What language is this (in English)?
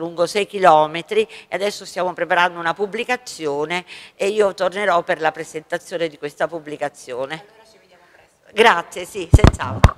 Italian